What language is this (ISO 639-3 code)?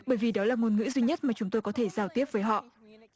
vie